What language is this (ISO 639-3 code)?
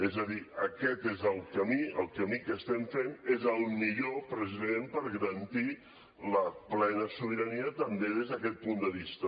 cat